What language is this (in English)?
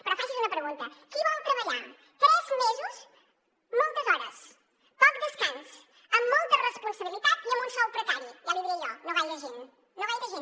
Catalan